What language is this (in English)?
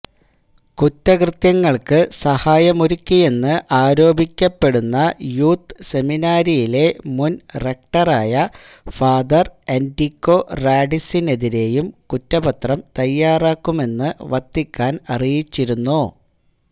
Malayalam